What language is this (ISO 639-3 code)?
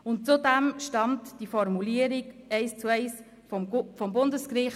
gsw